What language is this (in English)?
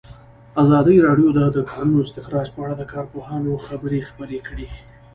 Pashto